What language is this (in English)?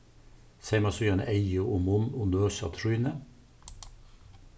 Faroese